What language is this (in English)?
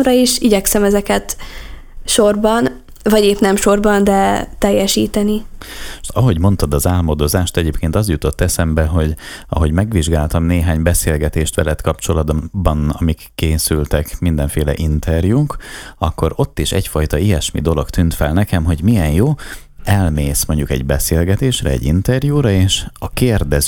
Hungarian